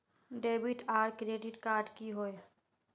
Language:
Magahi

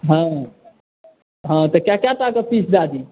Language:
Maithili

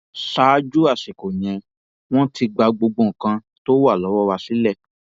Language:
Yoruba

